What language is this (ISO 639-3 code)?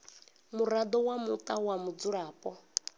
ven